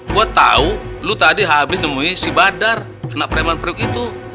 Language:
Indonesian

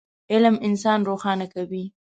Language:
Pashto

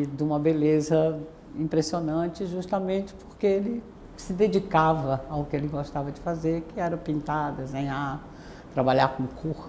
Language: Portuguese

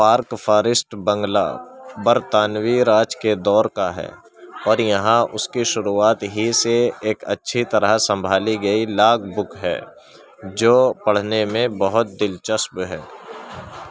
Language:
Urdu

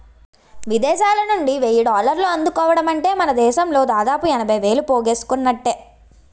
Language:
Telugu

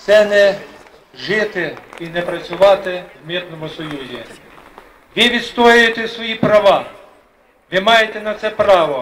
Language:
Ukrainian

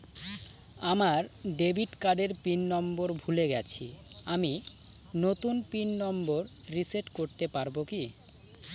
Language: Bangla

